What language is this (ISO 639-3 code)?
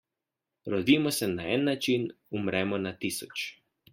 slv